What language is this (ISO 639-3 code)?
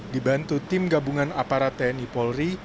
ind